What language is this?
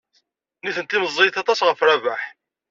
Kabyle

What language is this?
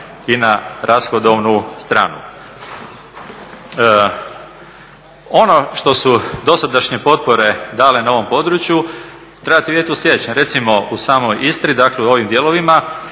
Croatian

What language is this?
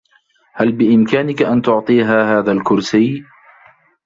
Arabic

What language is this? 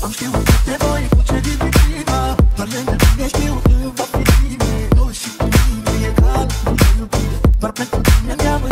Romanian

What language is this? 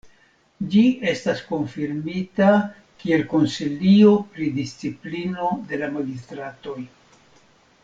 Esperanto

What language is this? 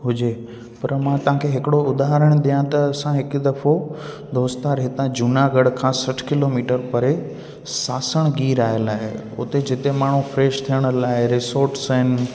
Sindhi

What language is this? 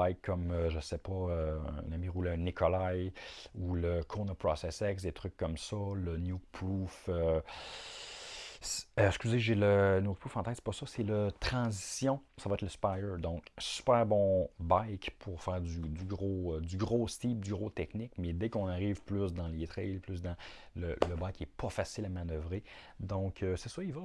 French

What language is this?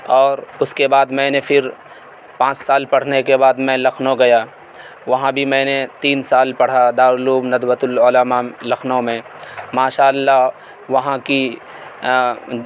Urdu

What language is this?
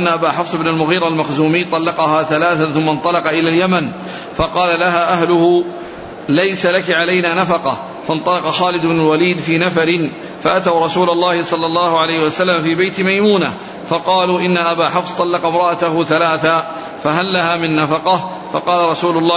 Arabic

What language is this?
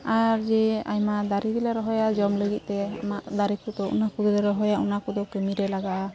Santali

